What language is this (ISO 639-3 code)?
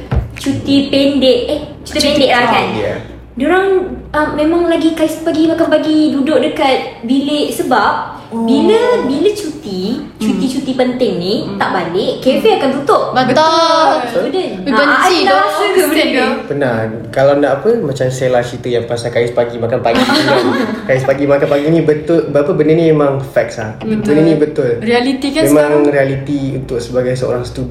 msa